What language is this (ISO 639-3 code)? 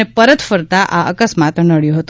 guj